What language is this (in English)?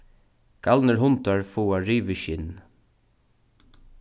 Faroese